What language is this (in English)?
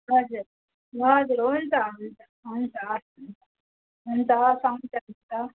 Nepali